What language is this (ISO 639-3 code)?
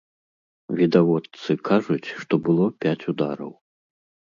bel